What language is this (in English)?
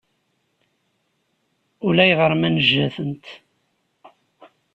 Kabyle